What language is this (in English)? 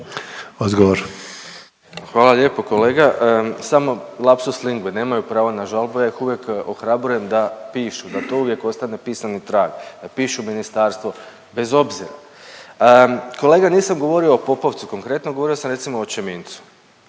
Croatian